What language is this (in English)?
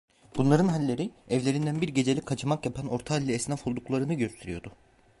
Turkish